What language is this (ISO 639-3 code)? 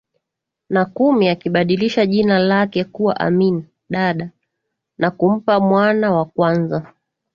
swa